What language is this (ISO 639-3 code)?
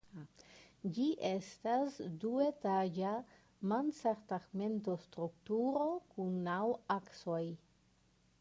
epo